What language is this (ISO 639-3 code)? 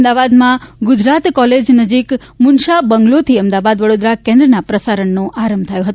guj